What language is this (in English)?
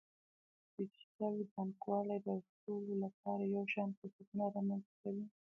Pashto